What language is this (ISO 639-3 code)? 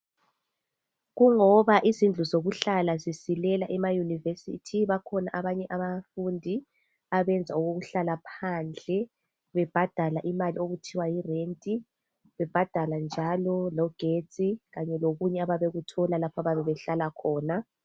nde